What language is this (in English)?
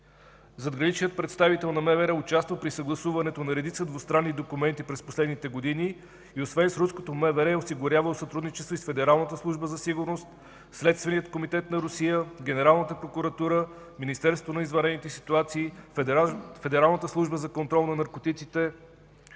Bulgarian